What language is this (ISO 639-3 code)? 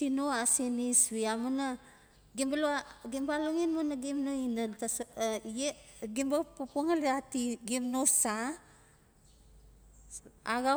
ncf